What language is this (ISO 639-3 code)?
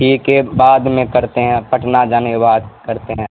urd